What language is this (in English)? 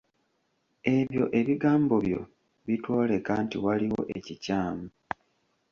Ganda